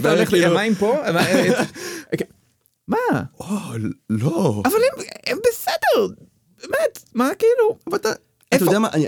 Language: Hebrew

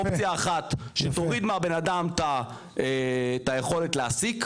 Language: Hebrew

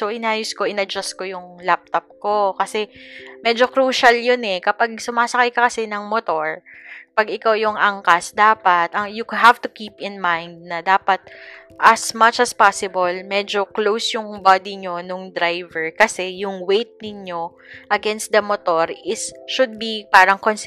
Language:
Filipino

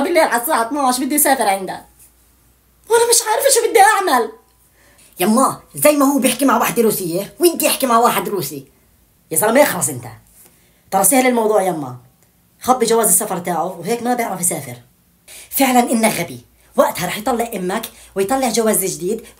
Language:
Arabic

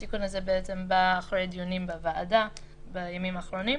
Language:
Hebrew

